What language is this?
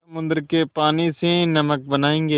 Hindi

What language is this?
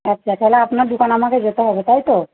Bangla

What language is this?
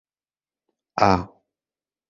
Central Kurdish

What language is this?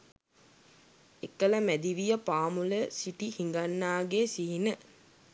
Sinhala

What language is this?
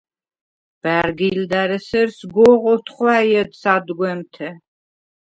Svan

